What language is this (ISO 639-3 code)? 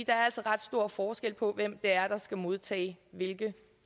dan